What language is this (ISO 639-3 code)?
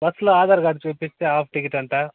tel